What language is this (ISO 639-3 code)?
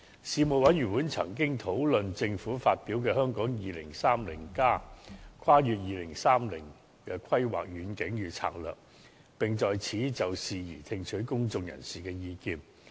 yue